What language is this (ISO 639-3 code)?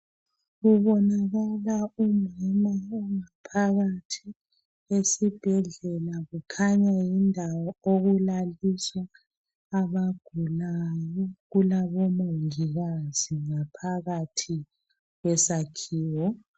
nde